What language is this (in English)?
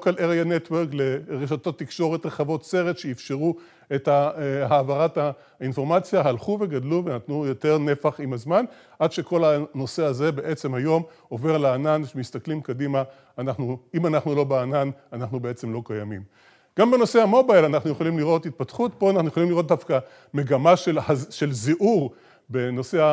Hebrew